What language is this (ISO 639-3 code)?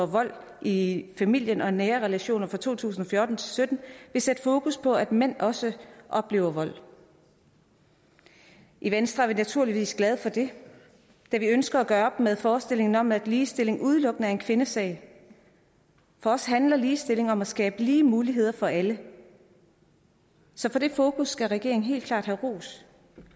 dan